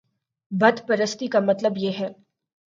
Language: Urdu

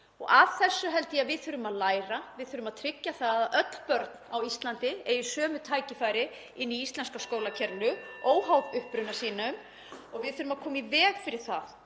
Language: Icelandic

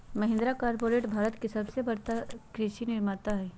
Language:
Magahi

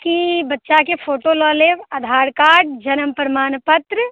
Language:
Maithili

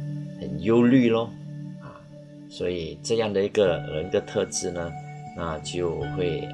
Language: Chinese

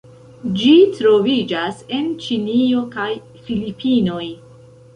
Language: Esperanto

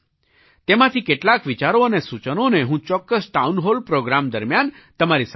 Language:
Gujarati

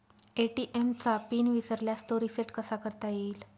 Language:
Marathi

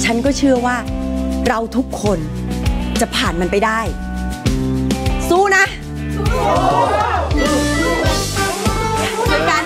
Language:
Thai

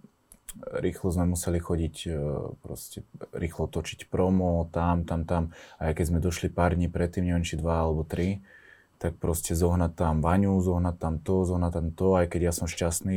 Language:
Slovak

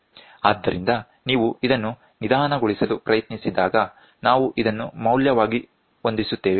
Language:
Kannada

